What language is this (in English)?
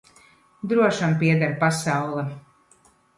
Latvian